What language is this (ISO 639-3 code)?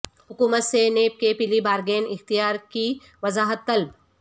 urd